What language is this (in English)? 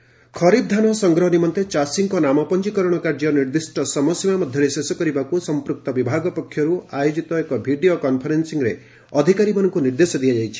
Odia